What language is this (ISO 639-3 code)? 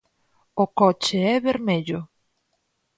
glg